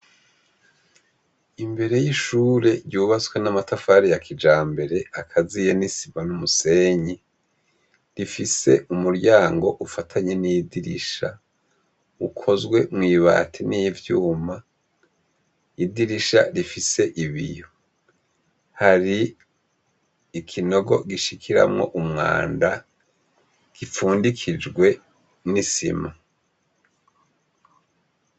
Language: Rundi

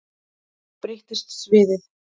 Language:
Icelandic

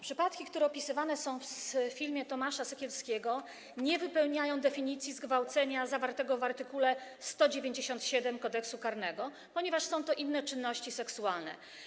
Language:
Polish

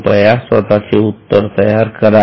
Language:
Marathi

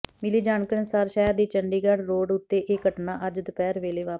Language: Punjabi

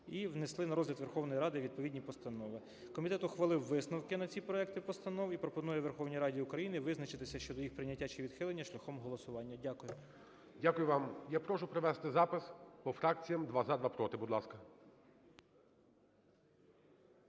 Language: Ukrainian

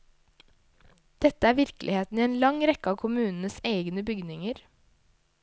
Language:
Norwegian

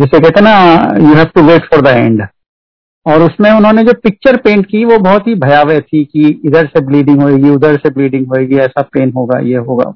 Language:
Hindi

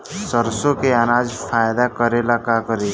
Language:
Bhojpuri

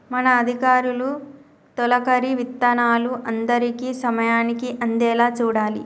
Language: Telugu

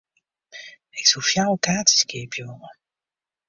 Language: Western Frisian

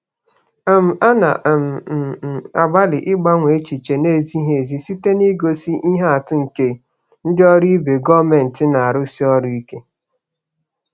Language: Igbo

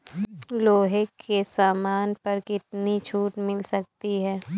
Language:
Hindi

